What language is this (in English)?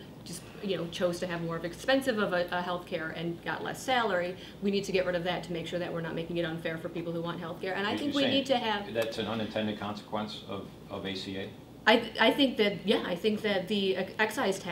English